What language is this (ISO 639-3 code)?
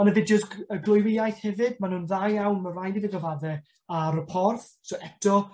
cym